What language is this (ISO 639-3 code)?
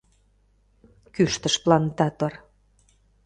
chm